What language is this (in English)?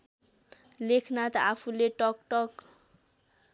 Nepali